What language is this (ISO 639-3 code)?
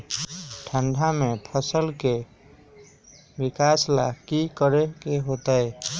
mag